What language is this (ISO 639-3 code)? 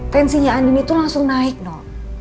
ind